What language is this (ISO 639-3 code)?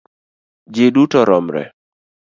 luo